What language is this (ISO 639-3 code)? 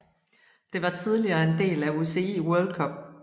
dan